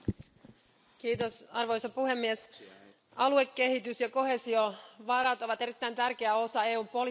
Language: Finnish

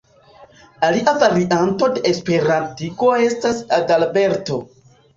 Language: Esperanto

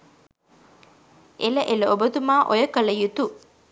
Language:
Sinhala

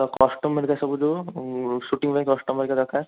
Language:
Odia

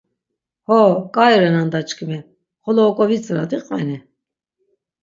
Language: Laz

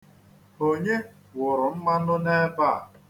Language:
Igbo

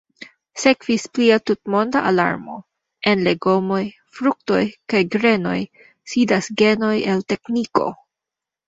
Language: Esperanto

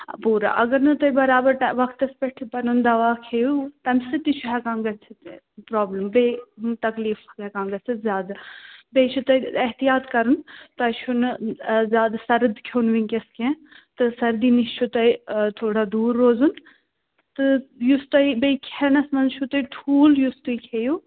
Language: Kashmiri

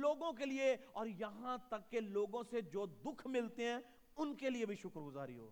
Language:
Urdu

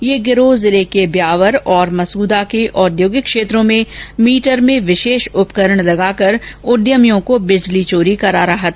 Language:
Hindi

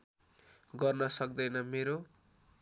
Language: Nepali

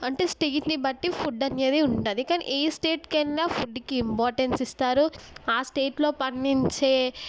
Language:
Telugu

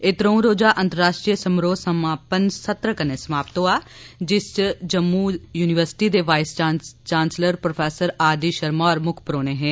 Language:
Dogri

